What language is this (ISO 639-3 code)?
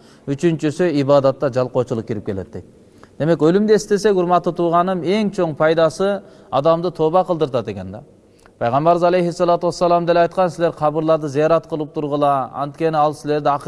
tur